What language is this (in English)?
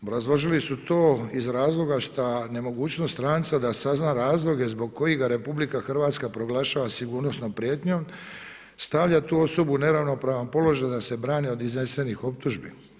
Croatian